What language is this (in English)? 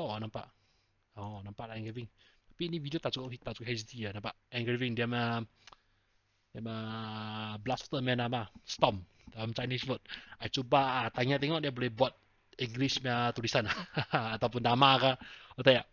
Malay